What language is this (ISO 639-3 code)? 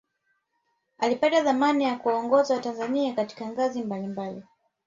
swa